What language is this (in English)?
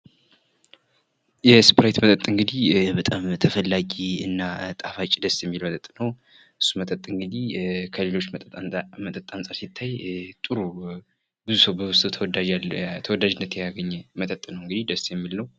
Amharic